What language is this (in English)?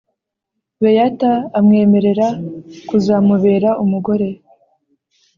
Kinyarwanda